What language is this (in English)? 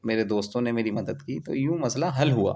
Urdu